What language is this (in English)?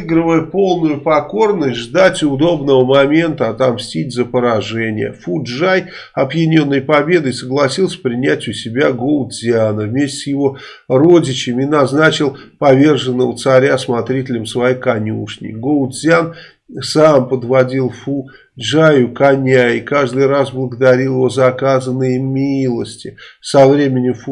Russian